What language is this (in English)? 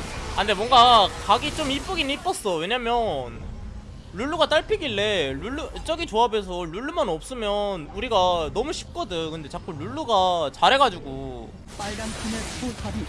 Korean